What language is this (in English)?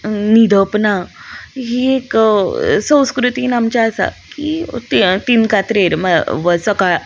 Konkani